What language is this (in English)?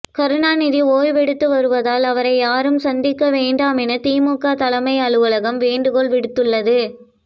Tamil